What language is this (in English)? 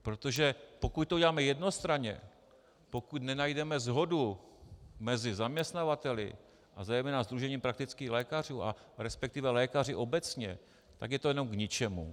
Czech